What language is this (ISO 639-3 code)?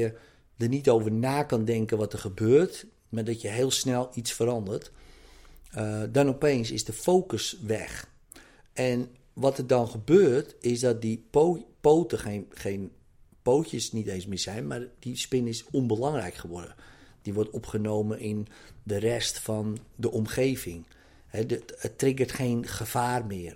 nld